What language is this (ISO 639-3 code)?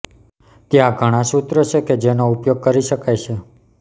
guj